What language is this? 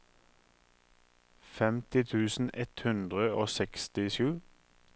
Norwegian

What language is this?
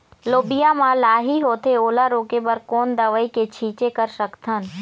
Chhattisgarhi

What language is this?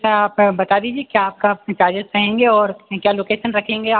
Hindi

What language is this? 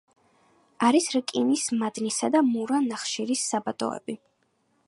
Georgian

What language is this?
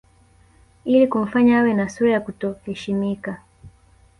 Swahili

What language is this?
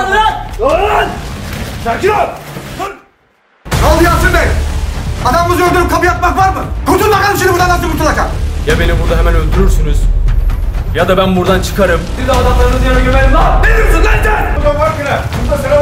Turkish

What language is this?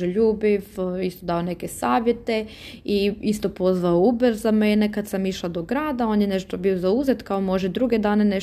Croatian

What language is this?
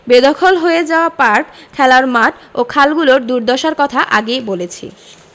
Bangla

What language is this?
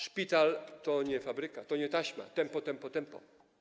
Polish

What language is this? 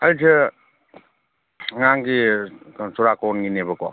Manipuri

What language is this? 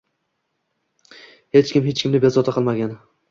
Uzbek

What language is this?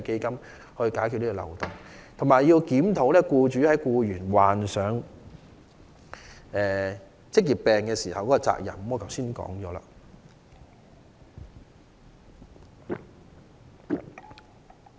Cantonese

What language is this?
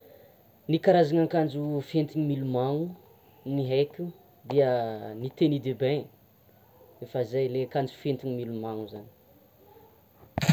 Tsimihety Malagasy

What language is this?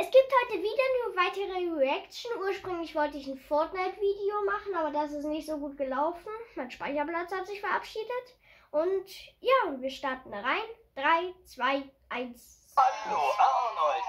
German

